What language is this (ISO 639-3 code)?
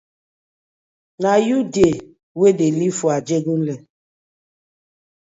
pcm